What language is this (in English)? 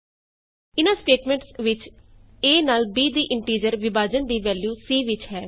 Punjabi